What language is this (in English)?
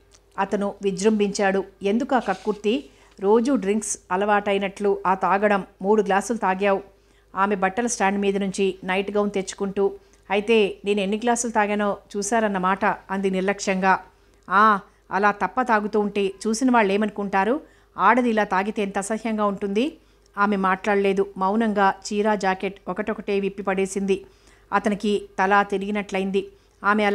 Telugu